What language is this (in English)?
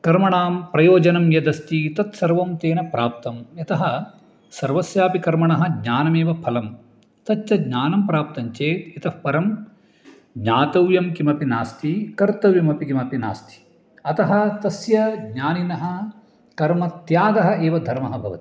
Sanskrit